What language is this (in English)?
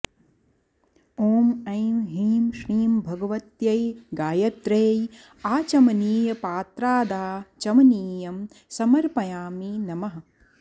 Sanskrit